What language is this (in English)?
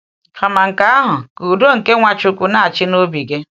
Igbo